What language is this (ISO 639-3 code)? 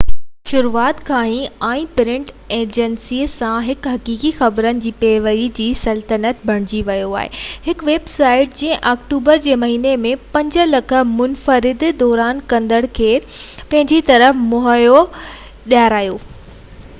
snd